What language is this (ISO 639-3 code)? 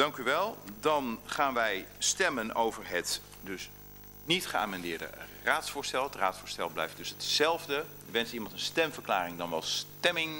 nld